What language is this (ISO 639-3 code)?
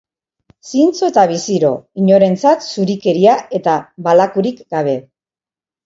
eus